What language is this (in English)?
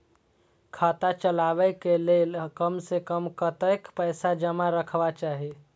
Maithili